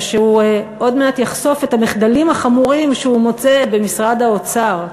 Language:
Hebrew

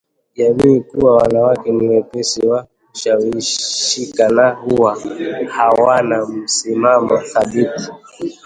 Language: Swahili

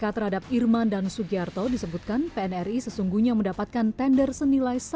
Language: Indonesian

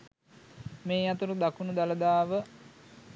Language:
Sinhala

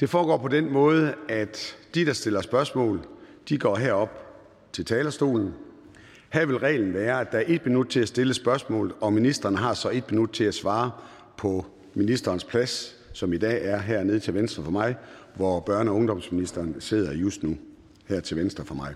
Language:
Danish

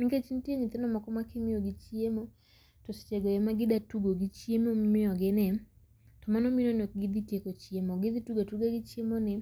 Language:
Luo (Kenya and Tanzania)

